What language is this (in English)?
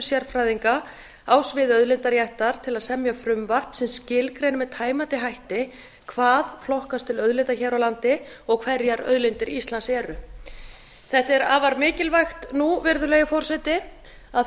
Icelandic